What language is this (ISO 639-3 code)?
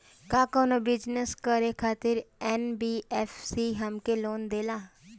bho